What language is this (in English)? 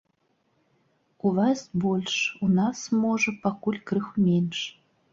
Belarusian